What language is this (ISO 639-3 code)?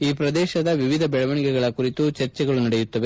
kan